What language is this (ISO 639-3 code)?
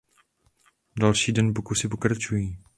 ces